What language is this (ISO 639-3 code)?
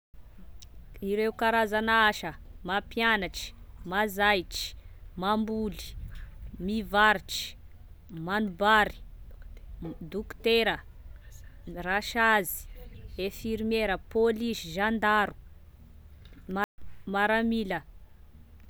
tkg